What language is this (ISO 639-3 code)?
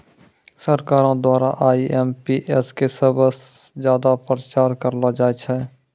mai